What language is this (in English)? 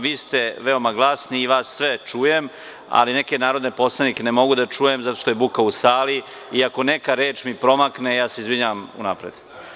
Serbian